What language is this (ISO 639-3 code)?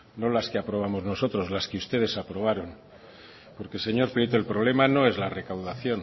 spa